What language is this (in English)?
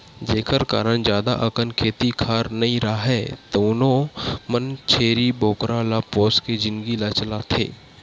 Chhattisgarhi